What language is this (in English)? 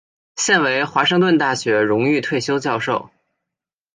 Chinese